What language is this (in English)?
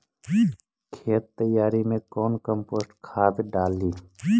Magahi